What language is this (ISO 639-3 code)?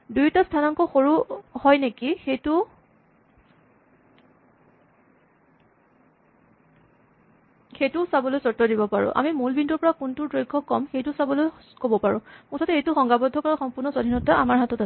asm